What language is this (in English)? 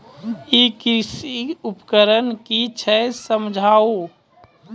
Maithili